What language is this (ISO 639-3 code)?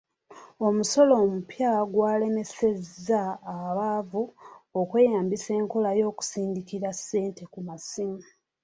lug